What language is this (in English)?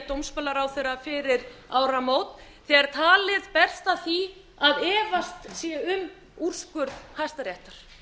Icelandic